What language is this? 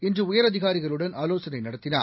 Tamil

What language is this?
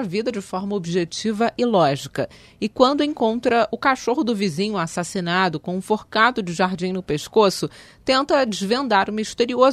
Portuguese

